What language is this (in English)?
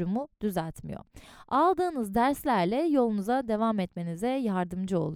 Turkish